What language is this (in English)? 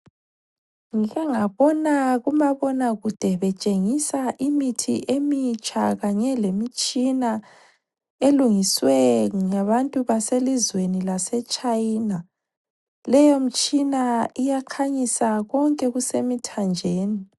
North Ndebele